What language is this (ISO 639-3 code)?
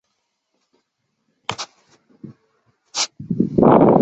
zho